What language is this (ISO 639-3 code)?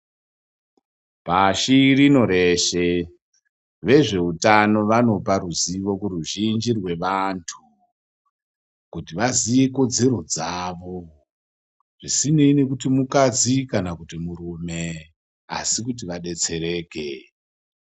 ndc